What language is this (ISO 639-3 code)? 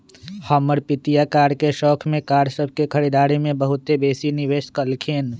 mag